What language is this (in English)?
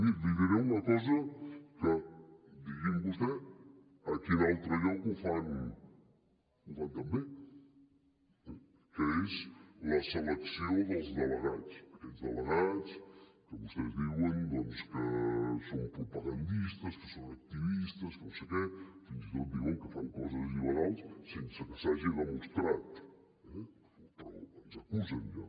Catalan